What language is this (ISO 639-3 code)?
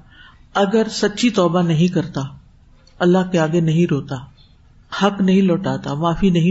urd